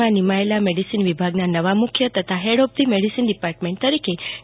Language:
Gujarati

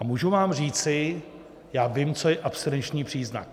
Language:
Czech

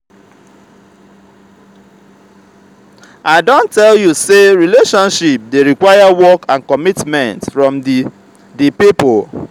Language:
Nigerian Pidgin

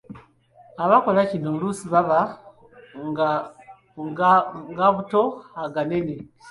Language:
Ganda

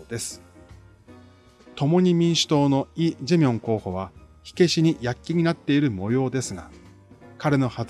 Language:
Japanese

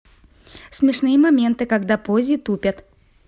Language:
Russian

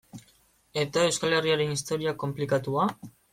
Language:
Basque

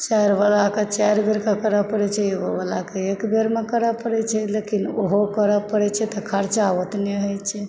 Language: Maithili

